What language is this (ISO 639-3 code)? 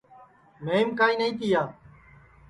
ssi